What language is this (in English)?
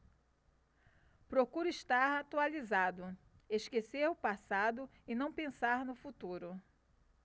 Portuguese